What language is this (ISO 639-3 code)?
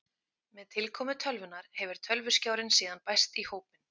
isl